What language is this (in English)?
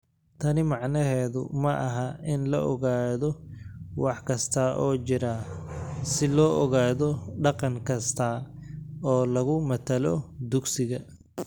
Somali